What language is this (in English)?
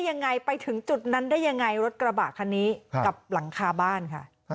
Thai